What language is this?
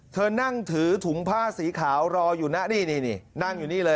Thai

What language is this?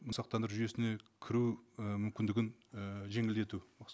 Kazakh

